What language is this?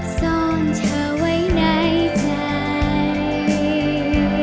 Thai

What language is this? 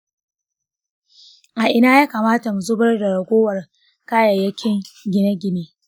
Hausa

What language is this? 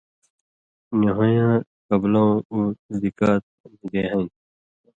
Indus Kohistani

